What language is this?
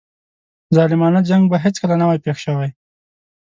Pashto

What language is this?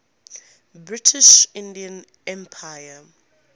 English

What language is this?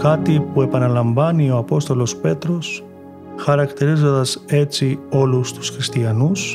Greek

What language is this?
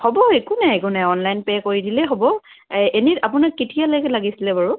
Assamese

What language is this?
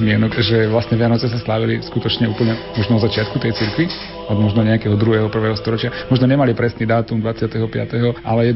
Slovak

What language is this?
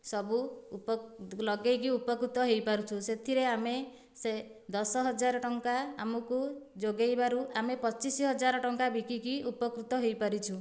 Odia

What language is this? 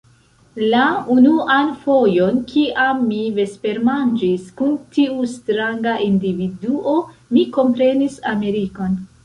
Esperanto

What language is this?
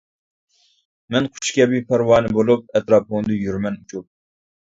Uyghur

